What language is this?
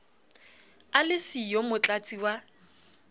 Southern Sotho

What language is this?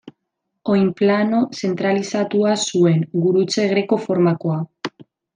Basque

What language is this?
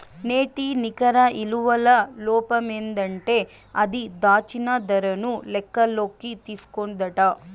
Telugu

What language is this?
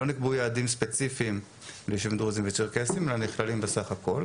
Hebrew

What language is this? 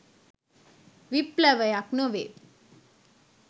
Sinhala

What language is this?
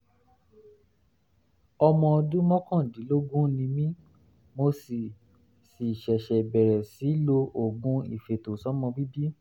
Yoruba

